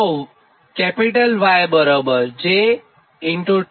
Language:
Gujarati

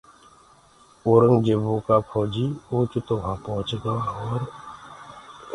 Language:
Gurgula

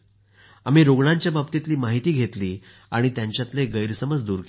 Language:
Marathi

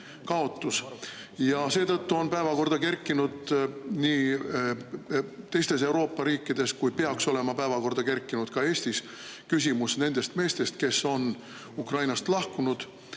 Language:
Estonian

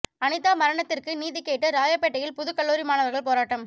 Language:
Tamil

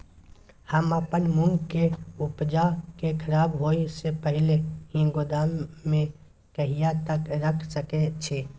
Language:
Maithili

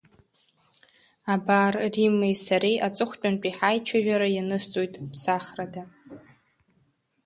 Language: Abkhazian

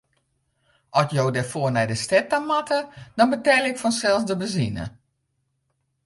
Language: Western Frisian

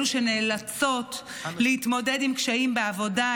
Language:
Hebrew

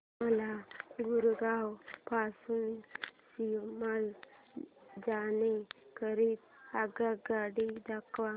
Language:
Marathi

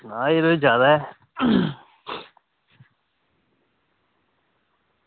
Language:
Dogri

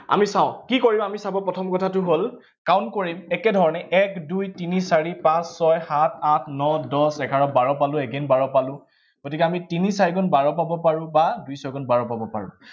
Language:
Assamese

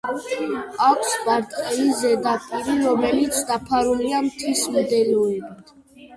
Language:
Georgian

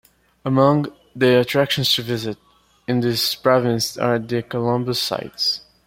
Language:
English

